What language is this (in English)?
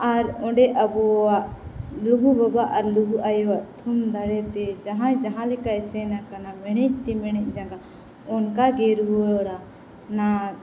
Santali